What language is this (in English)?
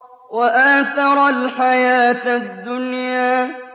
Arabic